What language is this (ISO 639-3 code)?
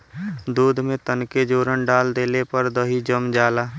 bho